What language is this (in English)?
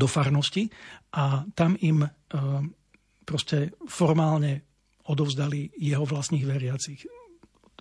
Slovak